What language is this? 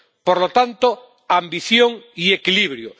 Spanish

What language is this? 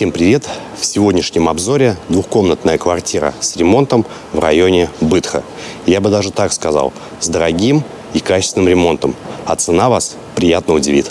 Russian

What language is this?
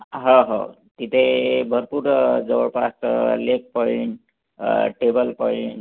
Marathi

